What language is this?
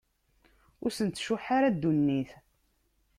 Kabyle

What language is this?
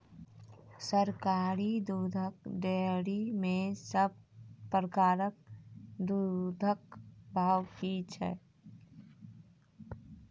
Maithili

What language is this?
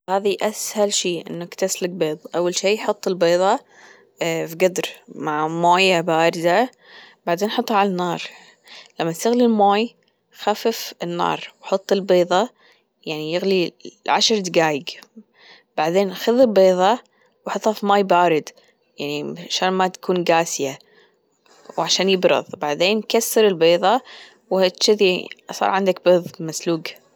Gulf Arabic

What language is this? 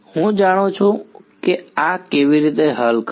Gujarati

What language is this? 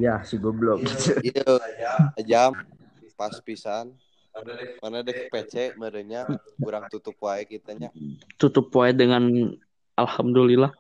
Indonesian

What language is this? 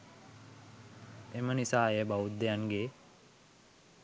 Sinhala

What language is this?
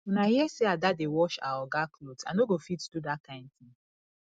Nigerian Pidgin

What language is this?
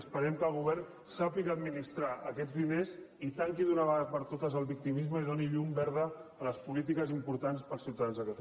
Catalan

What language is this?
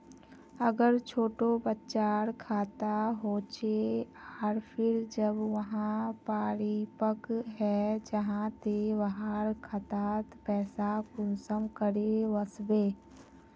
Magahi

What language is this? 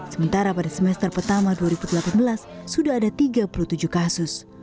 Indonesian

